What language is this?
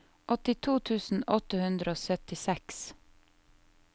Norwegian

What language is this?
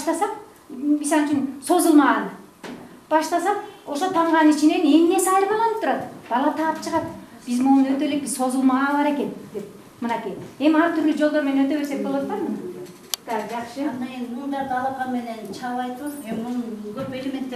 Bulgarian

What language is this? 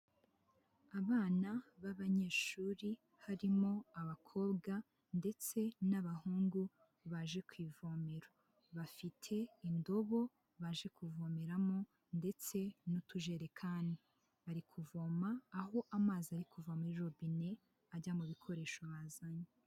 Kinyarwanda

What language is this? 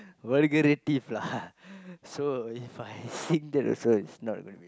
English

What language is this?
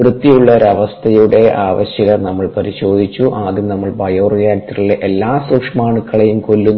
Malayalam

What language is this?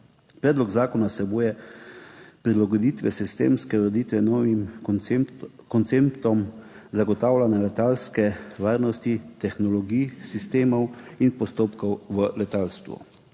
Slovenian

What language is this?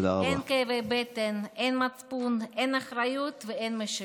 Hebrew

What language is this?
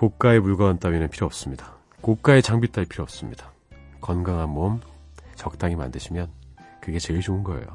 Korean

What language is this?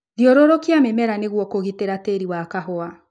Kikuyu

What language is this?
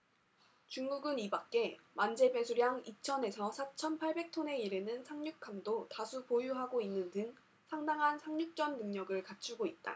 Korean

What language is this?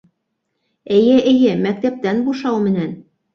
Bashkir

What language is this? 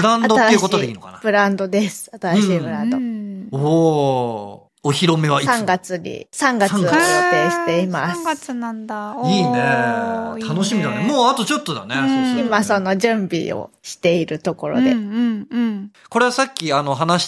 Japanese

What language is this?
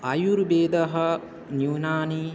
Sanskrit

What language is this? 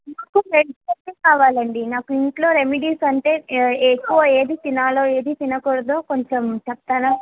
Telugu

